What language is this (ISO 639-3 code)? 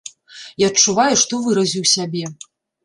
bel